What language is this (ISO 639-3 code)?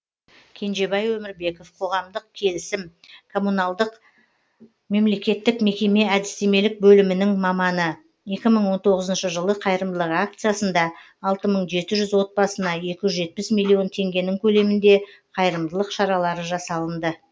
kaz